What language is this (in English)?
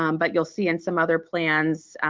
English